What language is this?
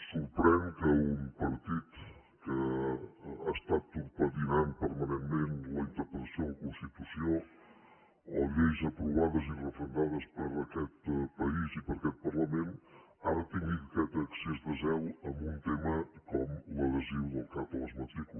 Catalan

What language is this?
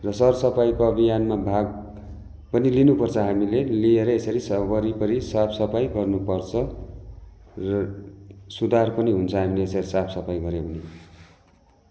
Nepali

